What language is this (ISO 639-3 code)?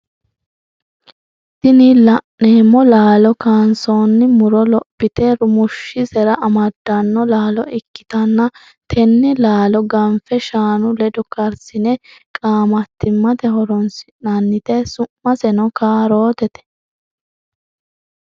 sid